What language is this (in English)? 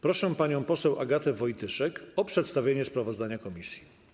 Polish